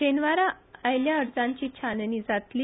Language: Konkani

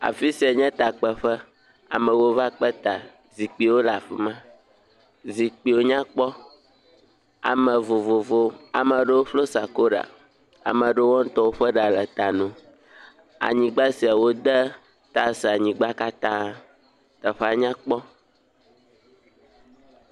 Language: Ewe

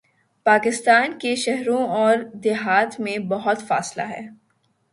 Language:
Urdu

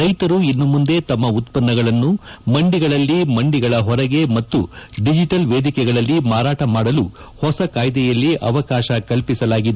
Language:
Kannada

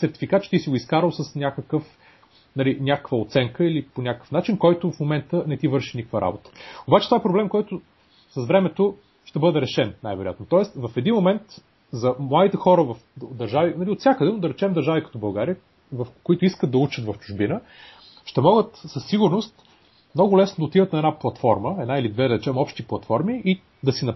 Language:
Bulgarian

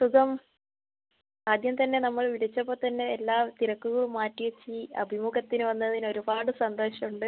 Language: Malayalam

